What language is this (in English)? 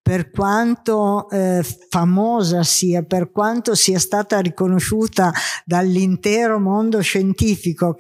Italian